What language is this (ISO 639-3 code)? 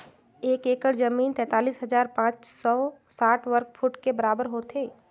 hne